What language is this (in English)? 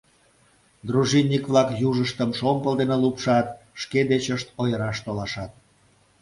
Mari